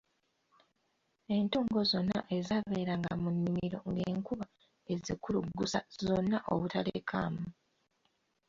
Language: Ganda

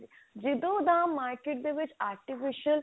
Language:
Punjabi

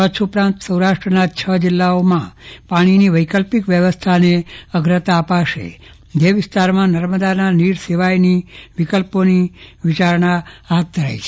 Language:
Gujarati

